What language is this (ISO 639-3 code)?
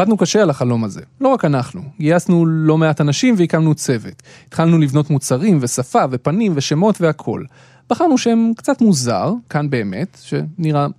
heb